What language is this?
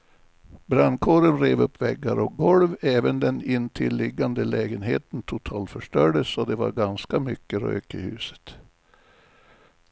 Swedish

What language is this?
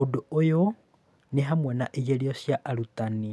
Kikuyu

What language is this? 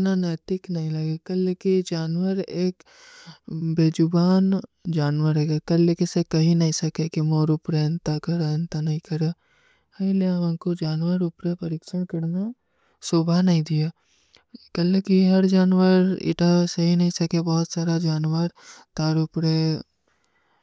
Kui (India)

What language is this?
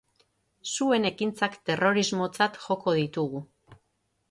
Basque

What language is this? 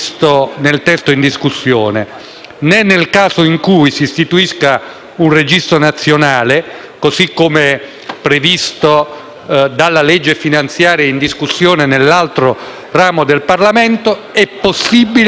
Italian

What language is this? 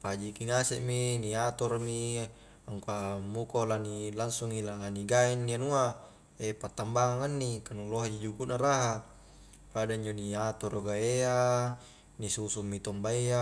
Highland Konjo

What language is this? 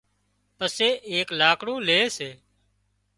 Wadiyara Koli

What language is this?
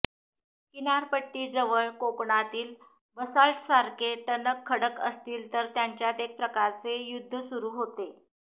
Marathi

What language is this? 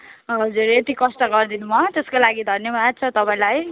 Nepali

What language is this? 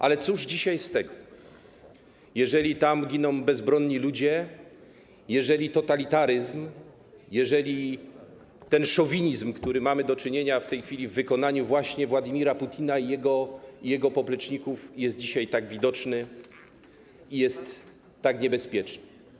Polish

